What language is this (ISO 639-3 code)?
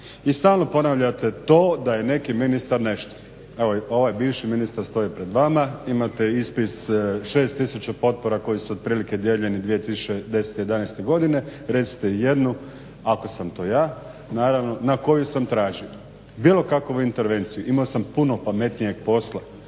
hrv